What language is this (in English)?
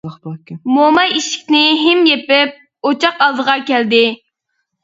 Uyghur